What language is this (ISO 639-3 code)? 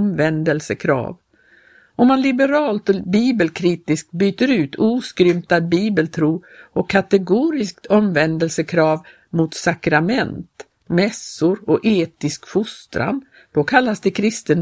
swe